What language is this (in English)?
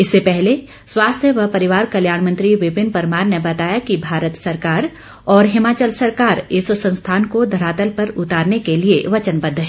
Hindi